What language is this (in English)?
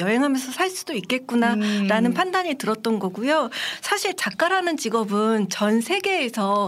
Korean